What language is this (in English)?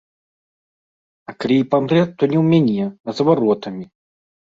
Belarusian